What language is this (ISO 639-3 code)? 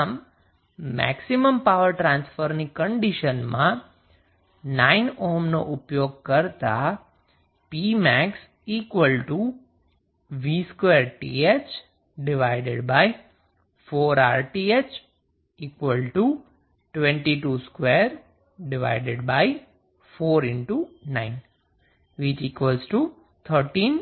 guj